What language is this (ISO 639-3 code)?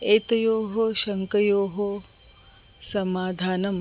san